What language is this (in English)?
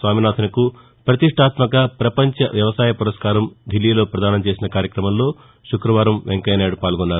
Telugu